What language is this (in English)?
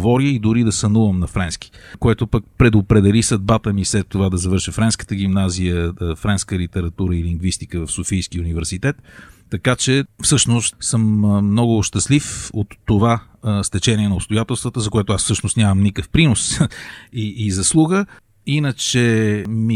Bulgarian